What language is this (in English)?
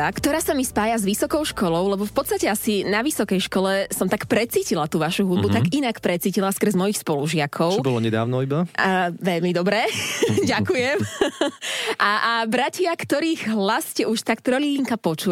Slovak